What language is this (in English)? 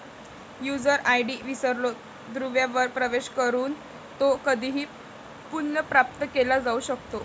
Marathi